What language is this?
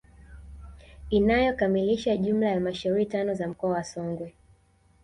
Swahili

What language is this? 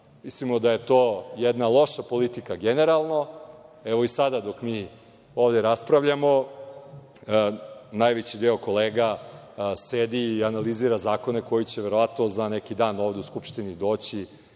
Serbian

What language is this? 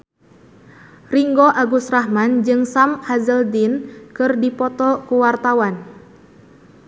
Sundanese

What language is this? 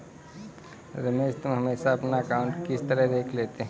Hindi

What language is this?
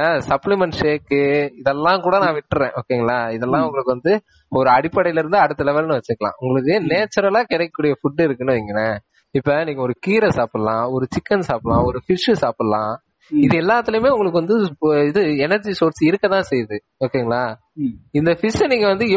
Tamil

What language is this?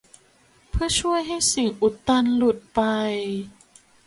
Thai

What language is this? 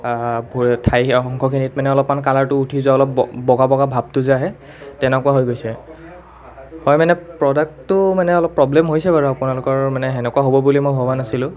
Assamese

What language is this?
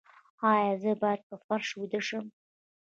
Pashto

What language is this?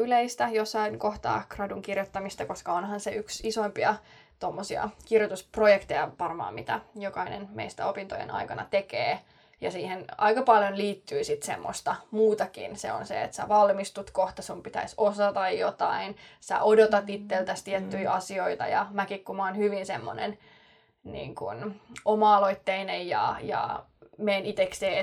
Finnish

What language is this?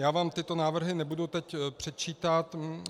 Czech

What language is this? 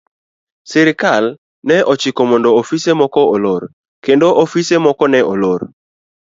Luo (Kenya and Tanzania)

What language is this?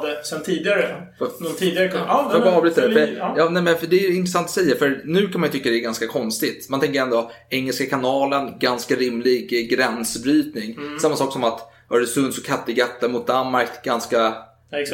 Swedish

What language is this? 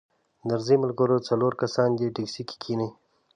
Pashto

